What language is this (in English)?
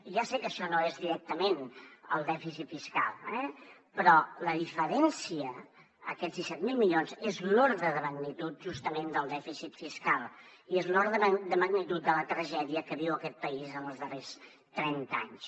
Catalan